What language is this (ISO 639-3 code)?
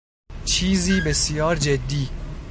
fas